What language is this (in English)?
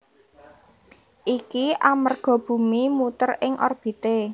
Javanese